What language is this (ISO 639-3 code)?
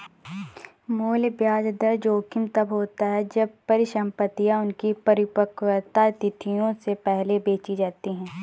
hin